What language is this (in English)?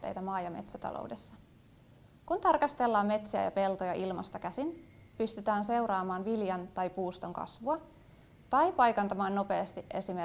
Finnish